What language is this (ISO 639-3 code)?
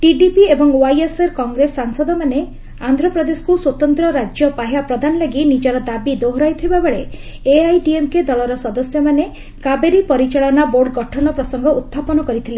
ori